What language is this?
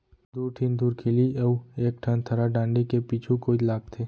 Chhattisgarhi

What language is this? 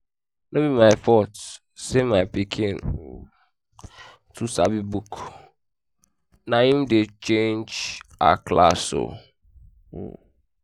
Nigerian Pidgin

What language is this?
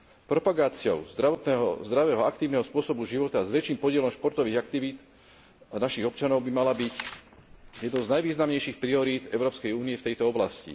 Slovak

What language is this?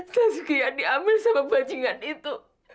Indonesian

